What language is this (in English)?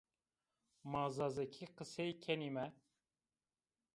Zaza